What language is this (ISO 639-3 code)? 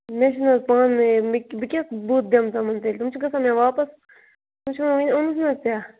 kas